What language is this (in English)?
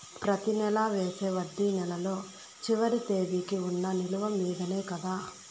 Telugu